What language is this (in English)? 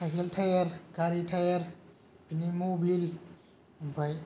Bodo